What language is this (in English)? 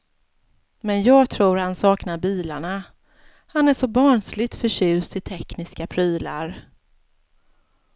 Swedish